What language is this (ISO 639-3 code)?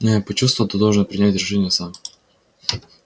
rus